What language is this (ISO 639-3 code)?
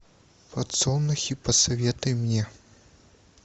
rus